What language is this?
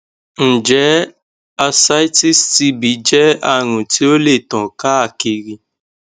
Yoruba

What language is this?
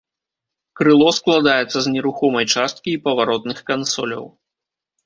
Belarusian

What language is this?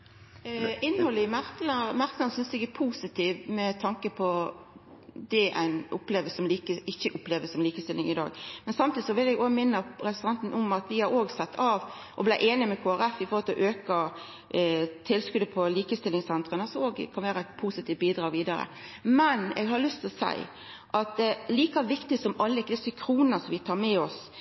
Norwegian Nynorsk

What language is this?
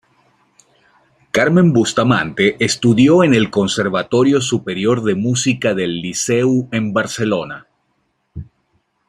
Spanish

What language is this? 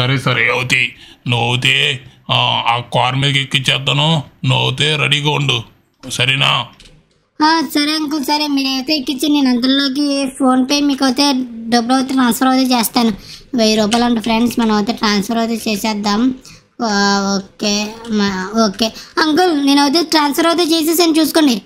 Telugu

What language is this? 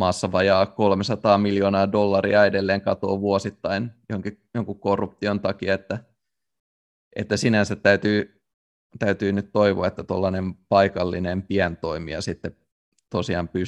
Finnish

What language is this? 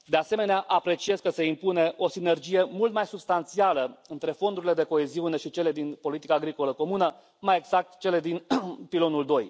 Romanian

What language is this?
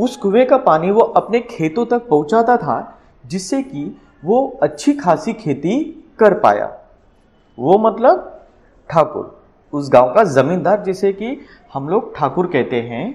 Hindi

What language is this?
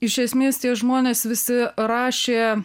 Lithuanian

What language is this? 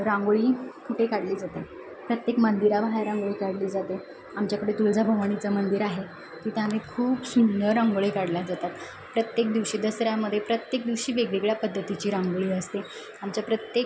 Marathi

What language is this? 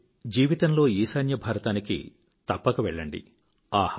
Telugu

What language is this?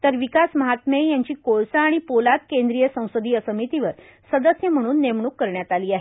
Marathi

